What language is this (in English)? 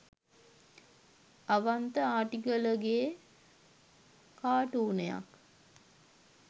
Sinhala